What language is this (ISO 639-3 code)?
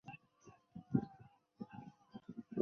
zho